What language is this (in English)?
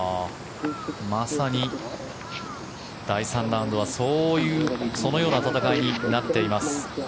Japanese